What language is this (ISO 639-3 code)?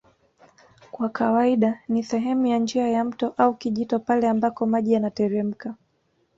swa